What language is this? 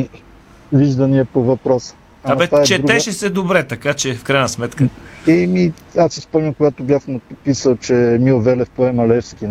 Bulgarian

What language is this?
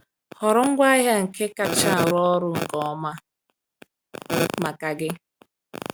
Igbo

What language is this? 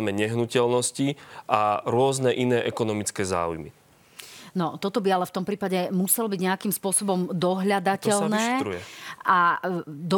Slovak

